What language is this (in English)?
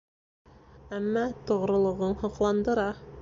Bashkir